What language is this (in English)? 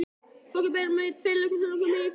Icelandic